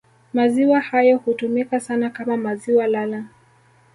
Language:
Swahili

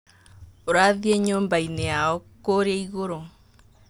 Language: Kikuyu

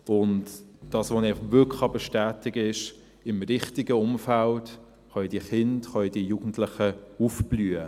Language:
Swiss German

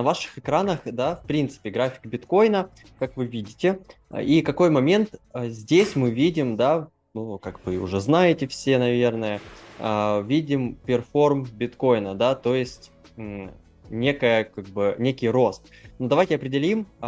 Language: Russian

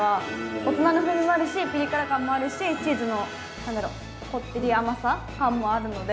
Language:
Japanese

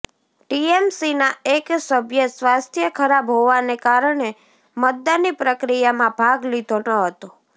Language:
Gujarati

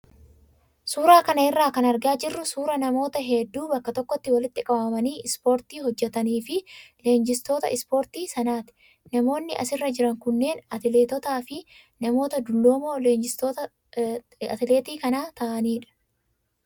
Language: Oromo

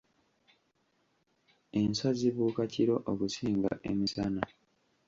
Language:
Ganda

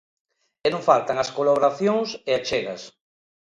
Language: Galician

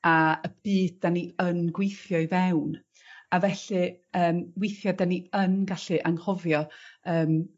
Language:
Welsh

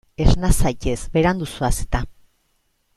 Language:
Basque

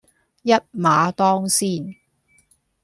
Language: Cantonese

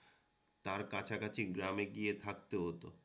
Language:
Bangla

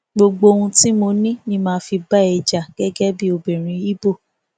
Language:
Yoruba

